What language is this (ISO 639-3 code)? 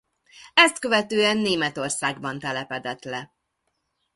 hun